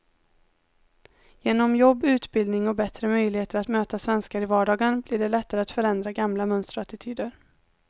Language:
Swedish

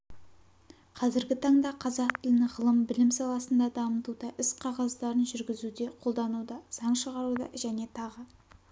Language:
Kazakh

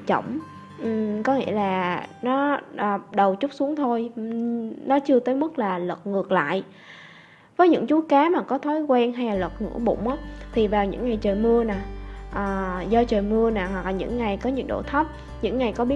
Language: Vietnamese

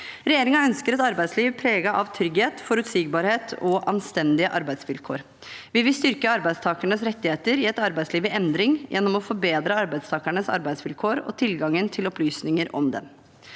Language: Norwegian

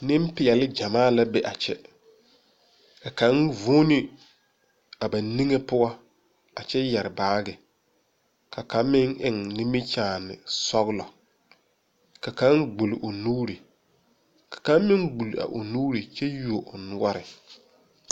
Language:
Southern Dagaare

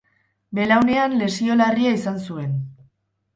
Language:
Basque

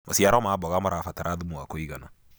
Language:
Kikuyu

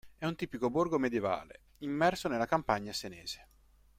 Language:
Italian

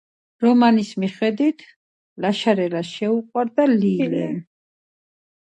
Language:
Georgian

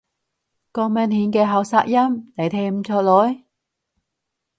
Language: Cantonese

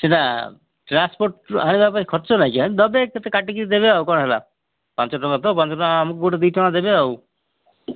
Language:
Odia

